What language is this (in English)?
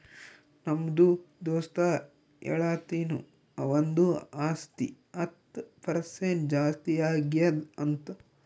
Kannada